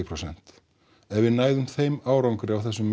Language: Icelandic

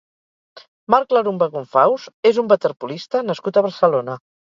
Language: Catalan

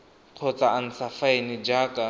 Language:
Tswana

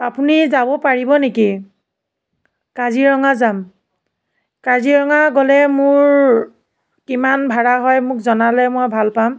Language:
Assamese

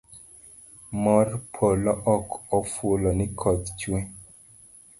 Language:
Luo (Kenya and Tanzania)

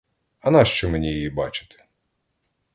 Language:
Ukrainian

